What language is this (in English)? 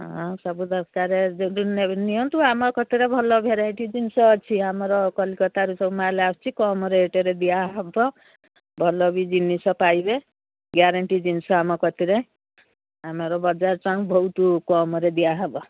Odia